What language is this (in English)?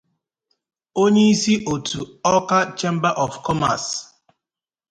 Igbo